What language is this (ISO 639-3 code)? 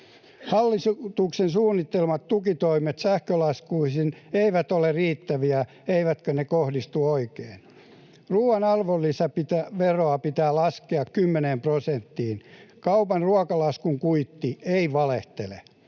fin